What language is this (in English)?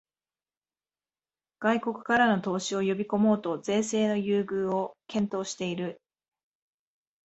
Japanese